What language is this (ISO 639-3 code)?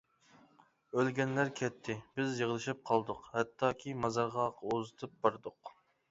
uig